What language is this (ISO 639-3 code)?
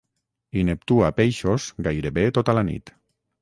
cat